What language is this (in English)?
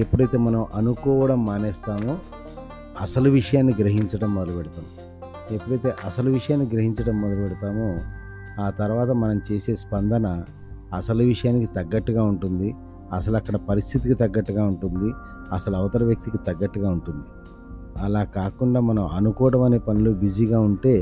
Telugu